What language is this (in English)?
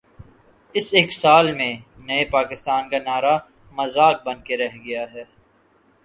Urdu